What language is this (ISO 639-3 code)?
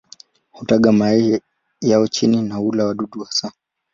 swa